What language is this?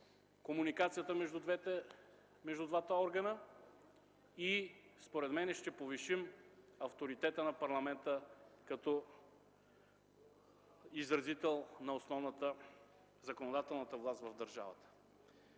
Bulgarian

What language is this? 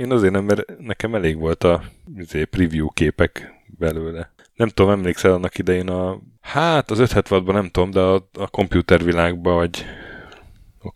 Hungarian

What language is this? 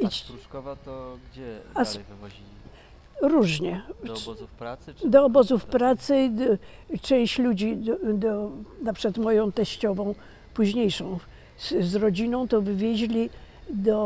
Polish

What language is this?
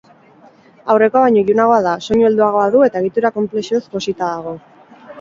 Basque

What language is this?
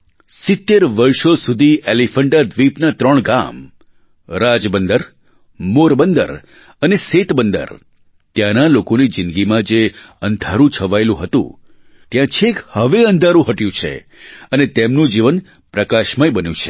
Gujarati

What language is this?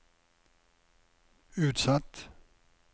Norwegian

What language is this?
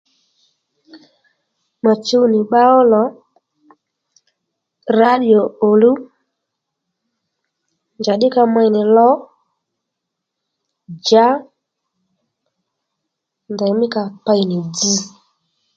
Lendu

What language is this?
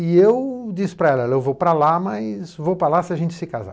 Portuguese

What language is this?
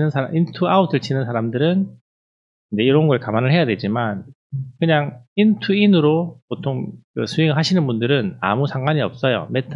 Korean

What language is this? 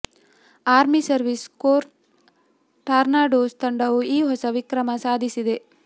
Kannada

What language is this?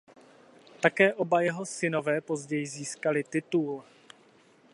Czech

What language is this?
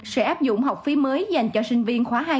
Vietnamese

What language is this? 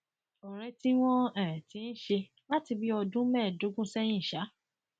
Yoruba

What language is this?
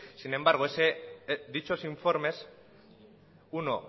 Spanish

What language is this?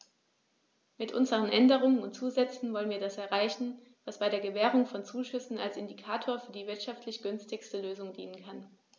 German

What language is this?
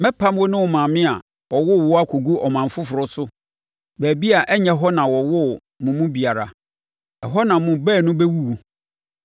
Akan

